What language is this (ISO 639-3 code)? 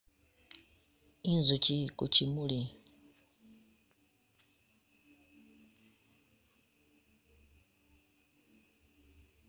myx